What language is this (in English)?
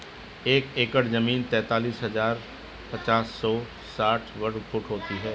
Hindi